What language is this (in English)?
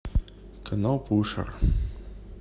Russian